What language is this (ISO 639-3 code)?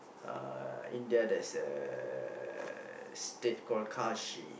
eng